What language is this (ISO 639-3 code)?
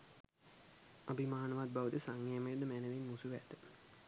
sin